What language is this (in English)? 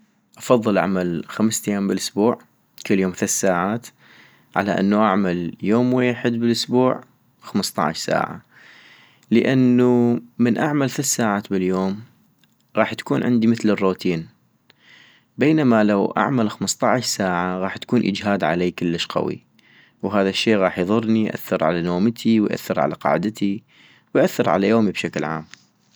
North Mesopotamian Arabic